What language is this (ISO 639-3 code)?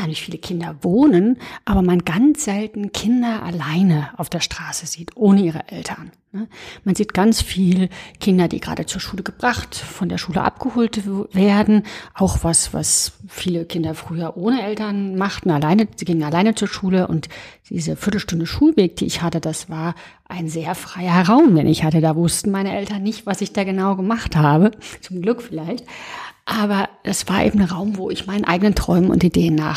deu